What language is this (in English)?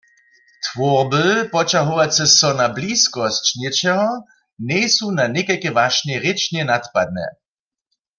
Upper Sorbian